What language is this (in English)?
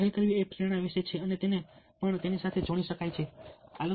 Gujarati